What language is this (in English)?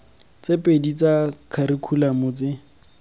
Tswana